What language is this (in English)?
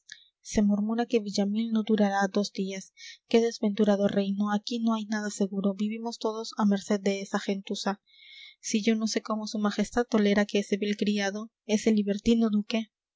Spanish